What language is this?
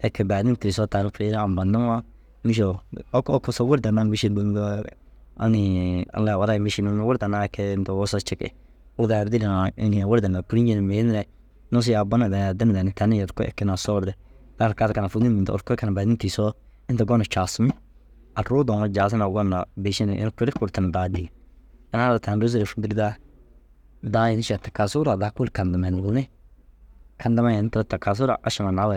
Dazaga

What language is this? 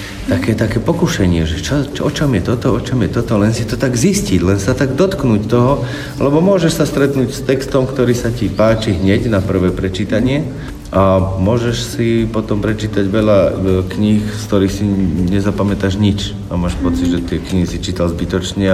Slovak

